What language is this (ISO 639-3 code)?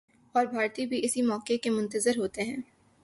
urd